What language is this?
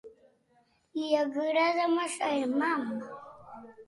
Catalan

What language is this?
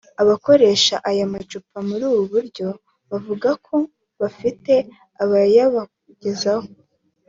Kinyarwanda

